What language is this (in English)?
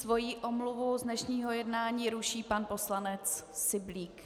Czech